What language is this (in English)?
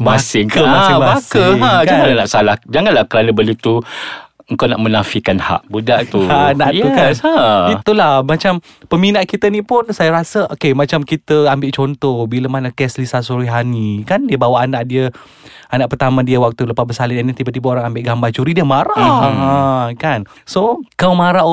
Malay